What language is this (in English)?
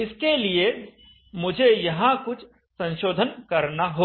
Hindi